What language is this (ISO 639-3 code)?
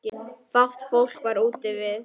isl